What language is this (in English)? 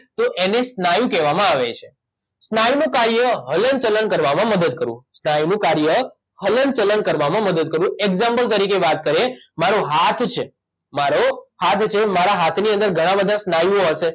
Gujarati